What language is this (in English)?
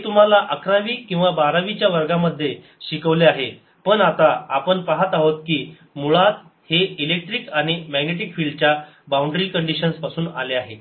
Marathi